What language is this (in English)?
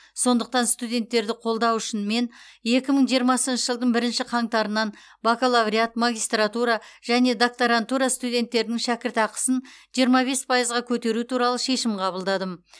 Kazakh